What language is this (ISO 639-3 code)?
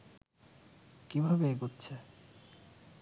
ben